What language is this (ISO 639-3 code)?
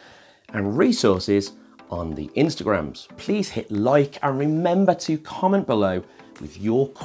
eng